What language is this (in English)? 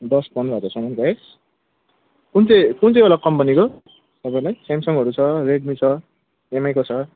Nepali